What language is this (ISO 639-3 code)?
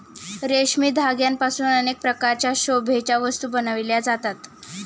mar